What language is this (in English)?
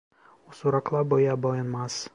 Turkish